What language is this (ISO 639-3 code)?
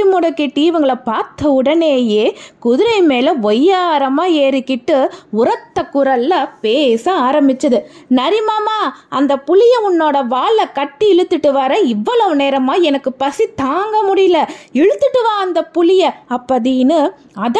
tam